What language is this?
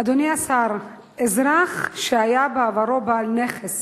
Hebrew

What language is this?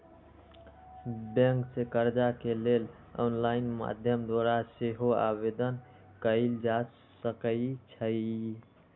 Magahi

